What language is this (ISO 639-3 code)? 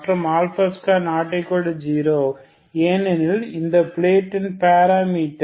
tam